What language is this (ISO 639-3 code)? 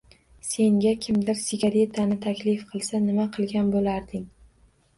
uzb